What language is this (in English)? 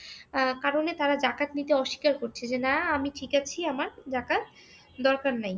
Bangla